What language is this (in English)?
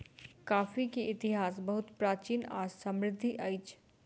Maithili